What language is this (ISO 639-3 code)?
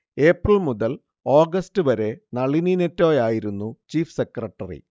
mal